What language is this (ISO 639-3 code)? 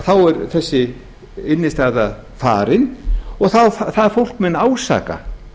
isl